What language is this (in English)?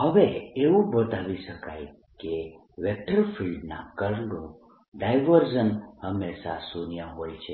Gujarati